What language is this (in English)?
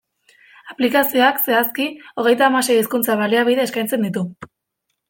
Basque